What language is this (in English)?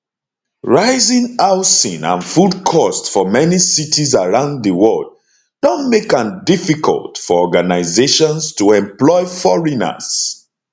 Nigerian Pidgin